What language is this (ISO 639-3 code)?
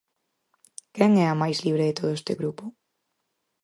glg